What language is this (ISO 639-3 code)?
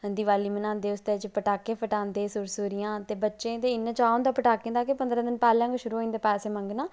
doi